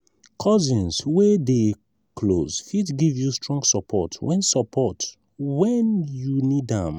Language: Nigerian Pidgin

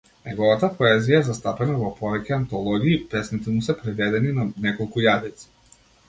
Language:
Macedonian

